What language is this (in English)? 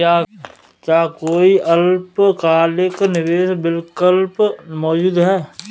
Hindi